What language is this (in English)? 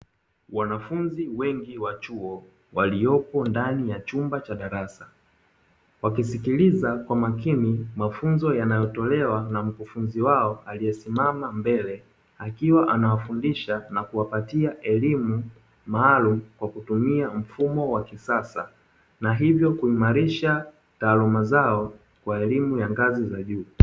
Swahili